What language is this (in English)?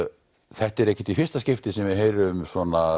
Icelandic